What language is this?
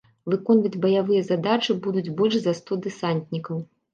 Belarusian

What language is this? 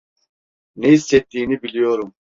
Turkish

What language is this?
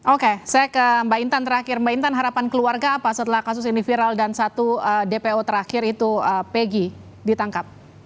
Indonesian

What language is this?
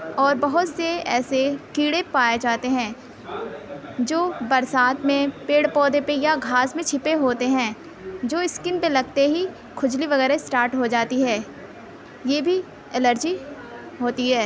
Urdu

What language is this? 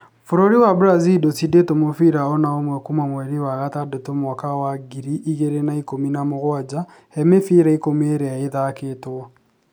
Kikuyu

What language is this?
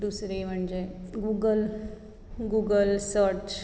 Konkani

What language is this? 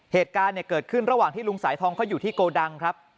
Thai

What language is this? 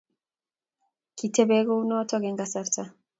Kalenjin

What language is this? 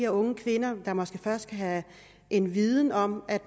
Danish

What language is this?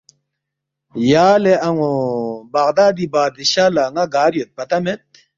Balti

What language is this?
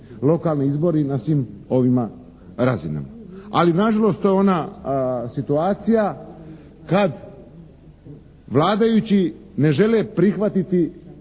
Croatian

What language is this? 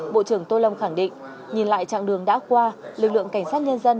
Vietnamese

